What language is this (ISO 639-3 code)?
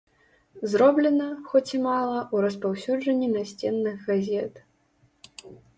bel